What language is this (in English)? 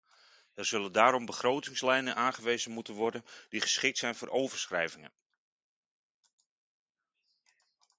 Dutch